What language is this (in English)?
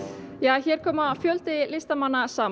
Icelandic